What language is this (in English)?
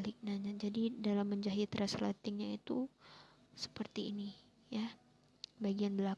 Indonesian